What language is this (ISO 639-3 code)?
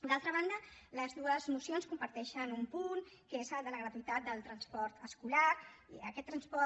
cat